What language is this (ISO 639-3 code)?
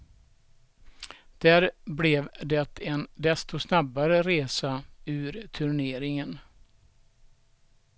swe